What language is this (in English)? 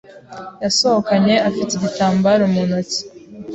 Kinyarwanda